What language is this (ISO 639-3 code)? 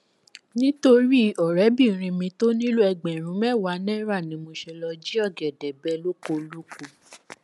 yor